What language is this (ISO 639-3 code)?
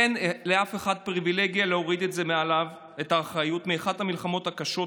heb